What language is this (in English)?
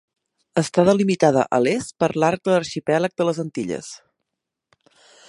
Catalan